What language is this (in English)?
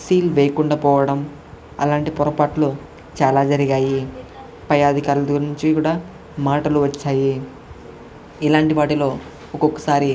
Telugu